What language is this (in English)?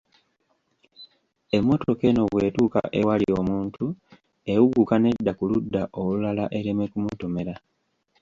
Ganda